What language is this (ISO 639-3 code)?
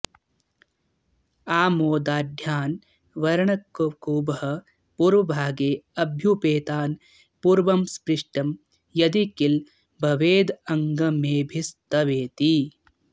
san